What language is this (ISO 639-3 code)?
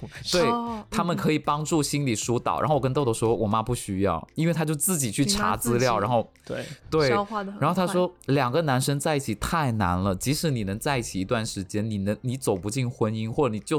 zho